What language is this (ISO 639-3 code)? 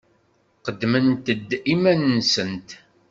kab